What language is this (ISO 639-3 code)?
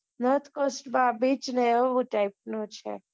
guj